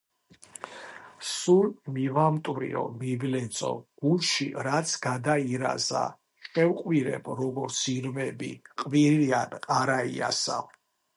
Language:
Georgian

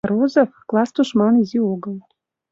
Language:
Mari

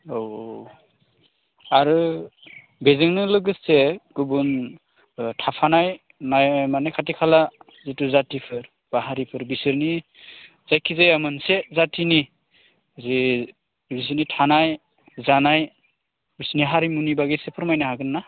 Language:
Bodo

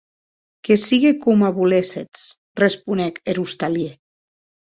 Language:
Occitan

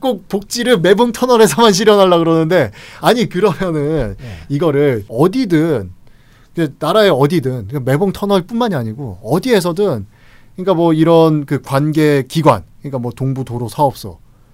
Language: Korean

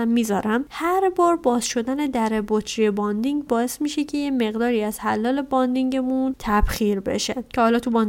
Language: Persian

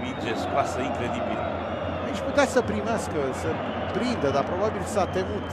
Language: Romanian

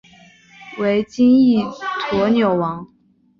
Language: Chinese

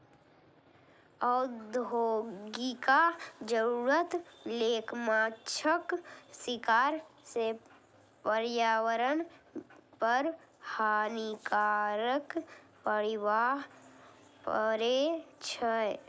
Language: Maithili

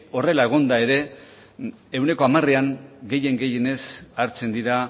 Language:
Basque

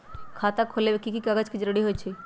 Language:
Magahi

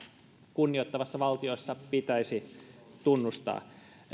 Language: Finnish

